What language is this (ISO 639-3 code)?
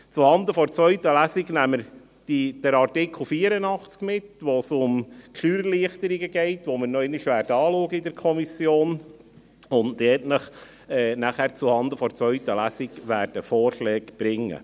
gsw